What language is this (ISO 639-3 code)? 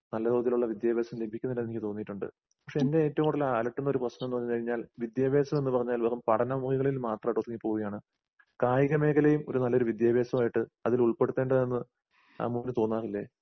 mal